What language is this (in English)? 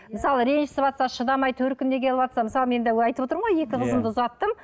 Kazakh